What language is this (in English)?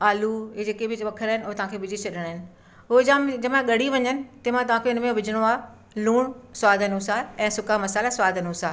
Sindhi